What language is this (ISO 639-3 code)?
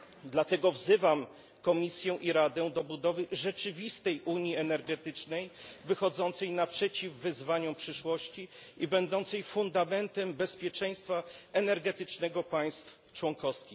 pol